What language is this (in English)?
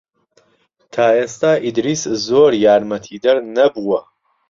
Central Kurdish